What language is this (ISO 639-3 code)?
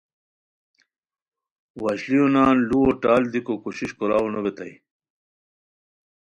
khw